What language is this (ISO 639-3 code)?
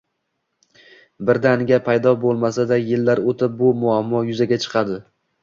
uzb